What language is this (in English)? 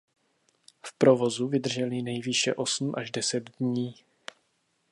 Czech